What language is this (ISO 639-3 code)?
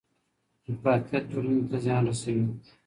pus